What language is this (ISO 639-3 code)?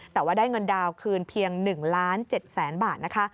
tha